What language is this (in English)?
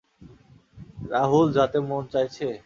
Bangla